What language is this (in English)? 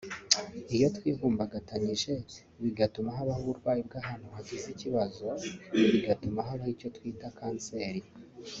Kinyarwanda